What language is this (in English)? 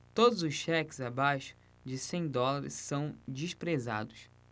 Portuguese